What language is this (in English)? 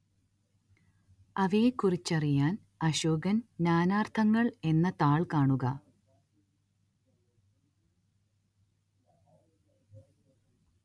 Malayalam